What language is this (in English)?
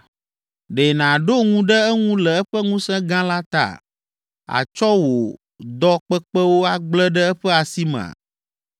Ewe